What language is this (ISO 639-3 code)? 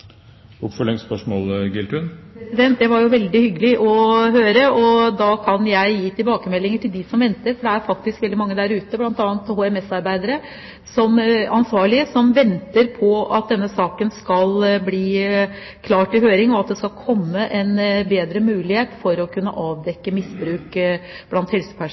nob